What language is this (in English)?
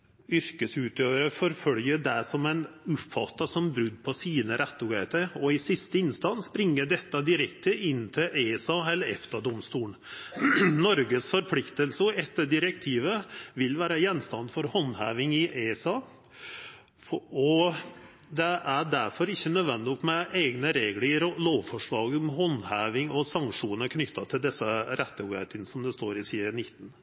Norwegian Nynorsk